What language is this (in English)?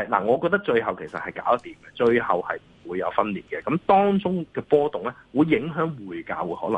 Chinese